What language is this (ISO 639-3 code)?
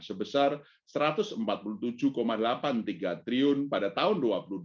ind